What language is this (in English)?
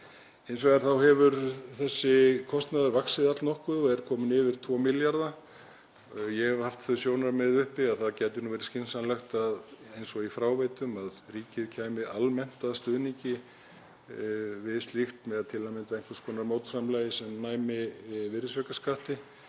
Icelandic